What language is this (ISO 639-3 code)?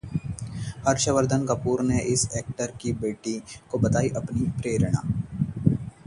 hin